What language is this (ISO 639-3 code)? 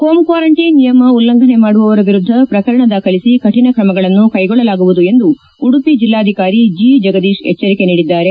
kan